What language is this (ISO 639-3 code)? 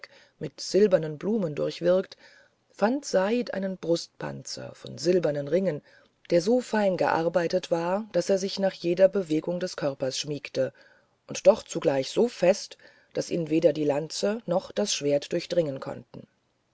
deu